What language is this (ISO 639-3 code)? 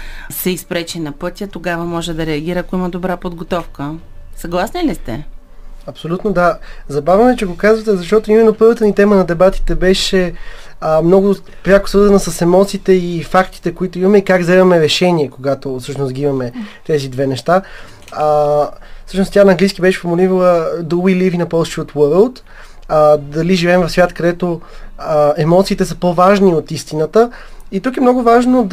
bul